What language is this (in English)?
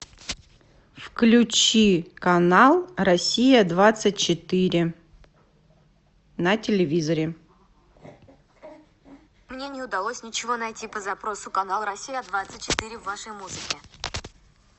Russian